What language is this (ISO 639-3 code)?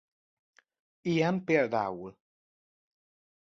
hun